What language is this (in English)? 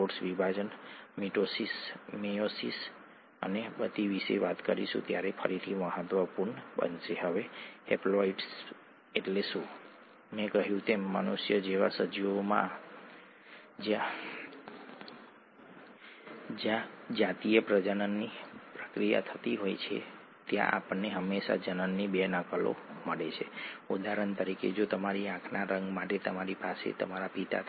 Gujarati